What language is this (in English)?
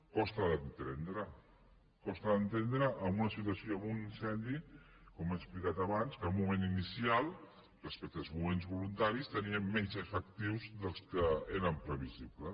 Catalan